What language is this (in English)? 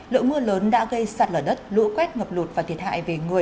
Vietnamese